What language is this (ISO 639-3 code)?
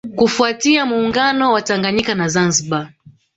swa